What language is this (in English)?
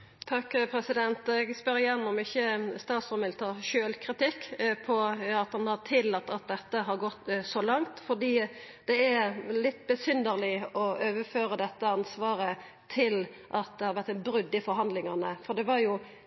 Norwegian